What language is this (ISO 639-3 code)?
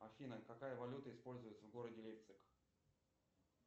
rus